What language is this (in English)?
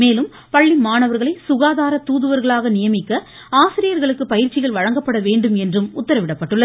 Tamil